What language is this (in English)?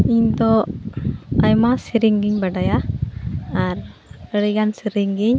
Santali